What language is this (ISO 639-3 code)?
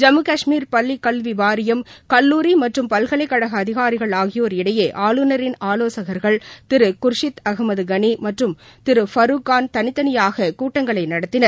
tam